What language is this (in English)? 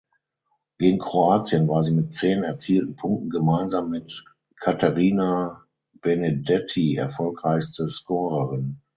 German